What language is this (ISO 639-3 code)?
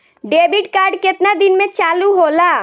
bho